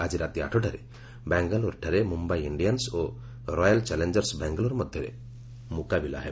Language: Odia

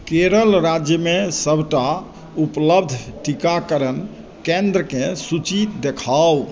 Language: Maithili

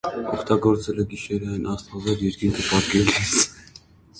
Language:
Armenian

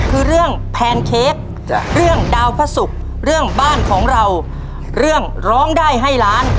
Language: Thai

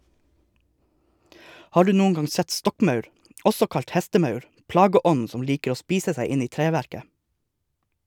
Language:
Norwegian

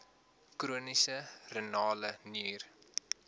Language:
Afrikaans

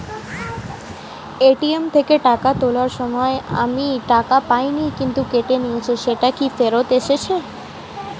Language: Bangla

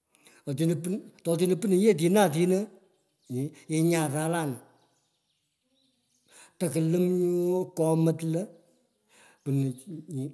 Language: Pökoot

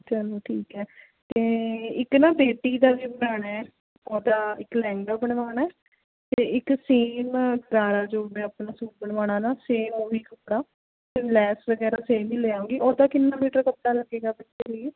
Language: Punjabi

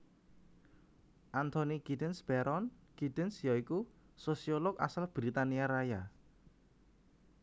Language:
Javanese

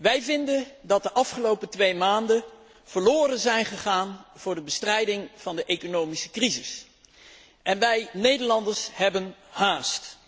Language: Dutch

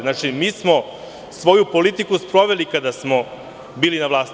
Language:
Serbian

